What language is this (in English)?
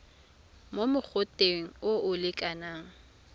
Tswana